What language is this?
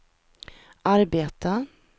Swedish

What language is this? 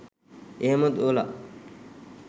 Sinhala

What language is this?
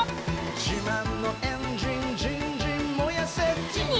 Japanese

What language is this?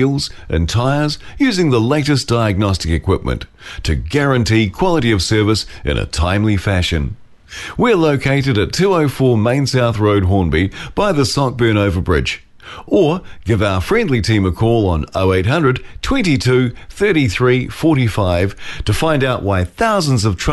Filipino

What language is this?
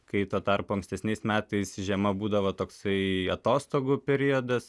Lithuanian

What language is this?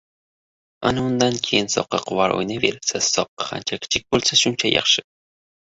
Uzbek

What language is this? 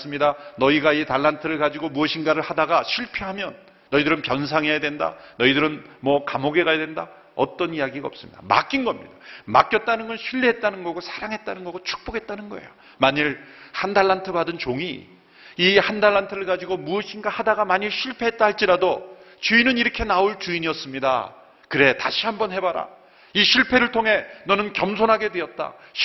Korean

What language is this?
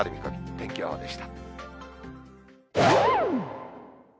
Japanese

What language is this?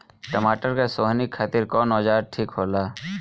Bhojpuri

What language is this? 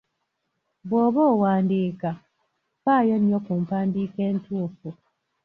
Ganda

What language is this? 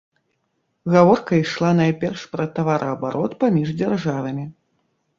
Belarusian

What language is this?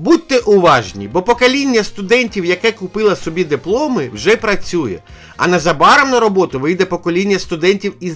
Ukrainian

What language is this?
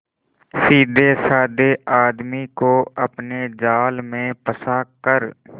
Hindi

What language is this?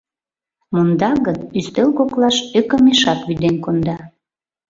Mari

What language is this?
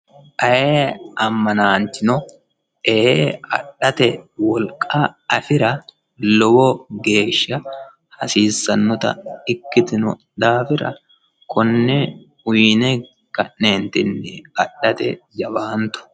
Sidamo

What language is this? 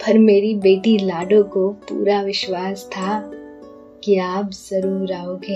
Hindi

